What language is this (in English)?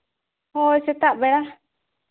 Santali